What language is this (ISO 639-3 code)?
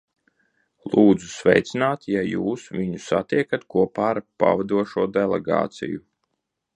lav